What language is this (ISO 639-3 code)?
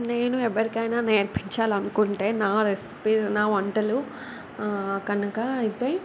tel